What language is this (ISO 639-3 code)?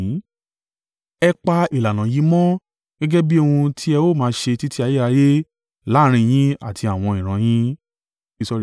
yor